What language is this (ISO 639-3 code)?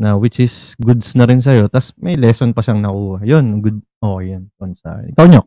fil